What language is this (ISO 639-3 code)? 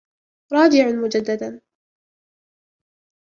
ara